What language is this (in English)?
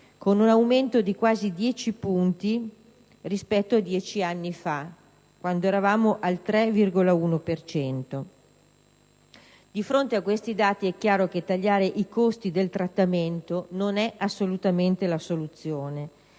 Italian